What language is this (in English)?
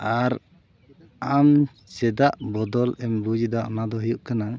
Santali